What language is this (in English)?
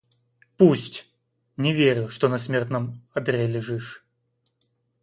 Russian